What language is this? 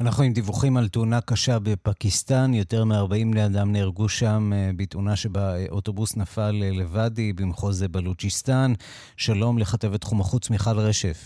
Hebrew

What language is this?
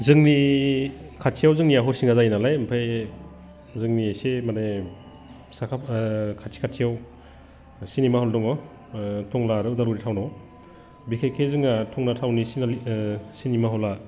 Bodo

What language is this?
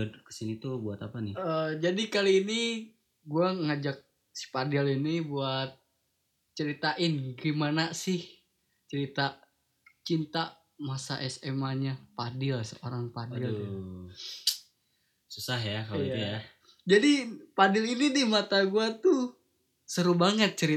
Indonesian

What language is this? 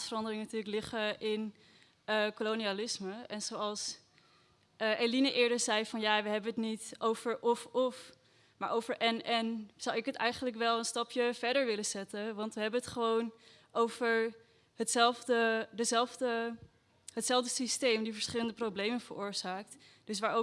Dutch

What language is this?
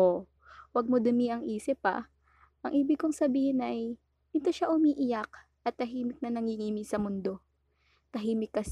Filipino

